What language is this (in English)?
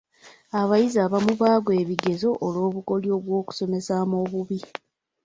Ganda